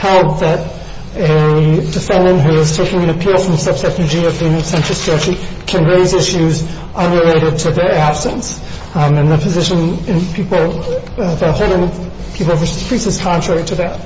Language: English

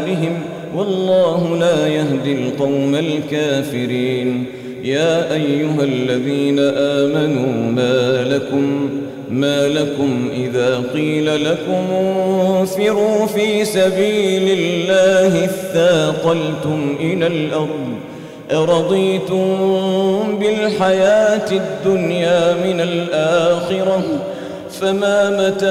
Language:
Arabic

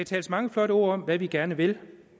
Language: Danish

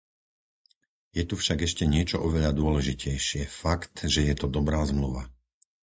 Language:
Slovak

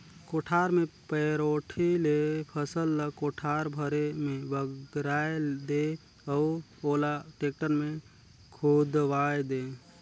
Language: Chhattisgarhi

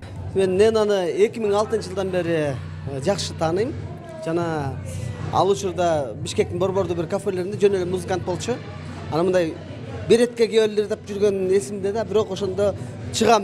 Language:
Russian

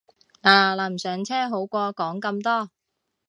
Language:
Cantonese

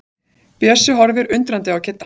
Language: Icelandic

